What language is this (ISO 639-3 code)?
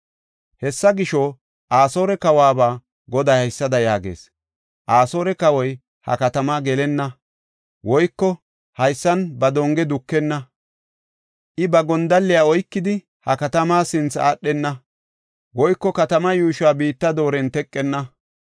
gof